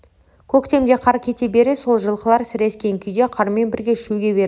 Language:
Kazakh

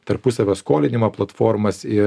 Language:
Lithuanian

